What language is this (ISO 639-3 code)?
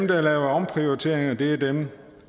dan